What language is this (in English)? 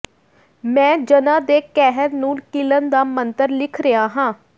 Punjabi